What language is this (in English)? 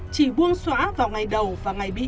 Vietnamese